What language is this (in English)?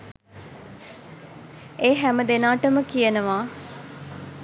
Sinhala